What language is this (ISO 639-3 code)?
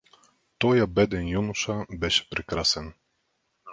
bul